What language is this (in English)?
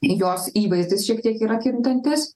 Lithuanian